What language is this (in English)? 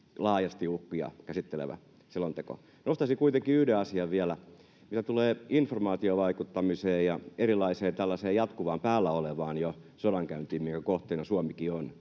Finnish